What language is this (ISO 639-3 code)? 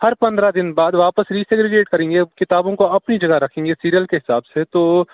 urd